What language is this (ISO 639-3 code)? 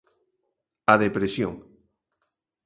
glg